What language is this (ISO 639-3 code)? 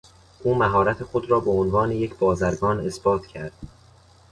fas